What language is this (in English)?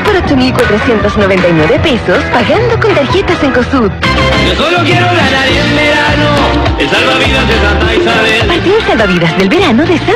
Spanish